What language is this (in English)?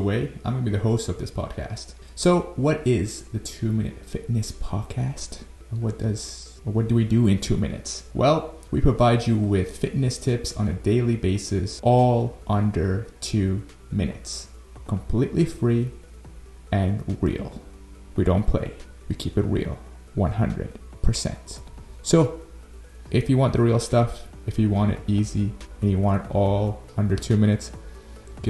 English